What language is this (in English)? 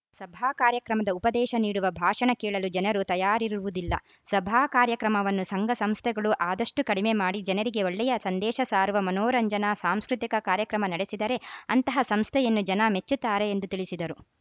Kannada